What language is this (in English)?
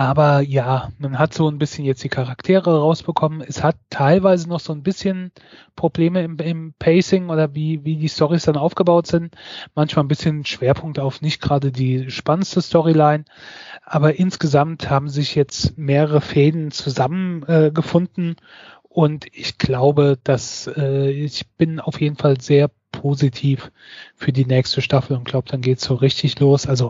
German